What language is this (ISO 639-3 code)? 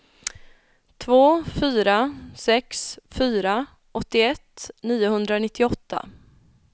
swe